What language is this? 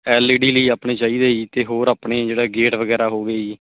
Punjabi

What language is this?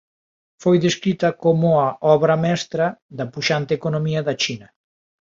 Galician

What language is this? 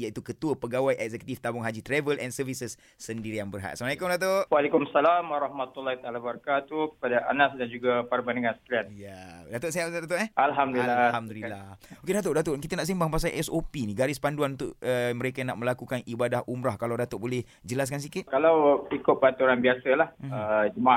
Malay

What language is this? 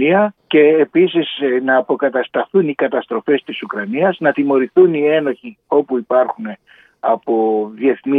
Greek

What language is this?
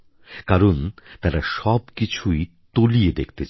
Bangla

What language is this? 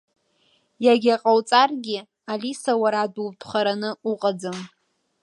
Abkhazian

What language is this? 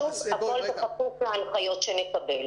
Hebrew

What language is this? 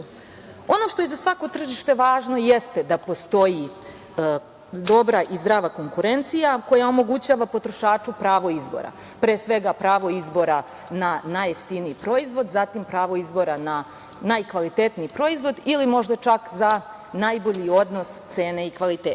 Serbian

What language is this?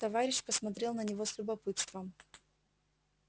Russian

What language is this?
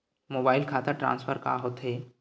Chhattisgarhi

